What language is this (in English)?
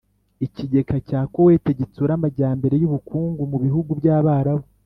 Kinyarwanda